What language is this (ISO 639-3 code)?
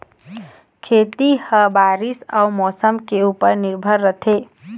hne